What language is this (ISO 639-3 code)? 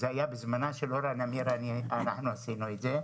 heb